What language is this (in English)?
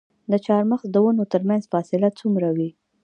Pashto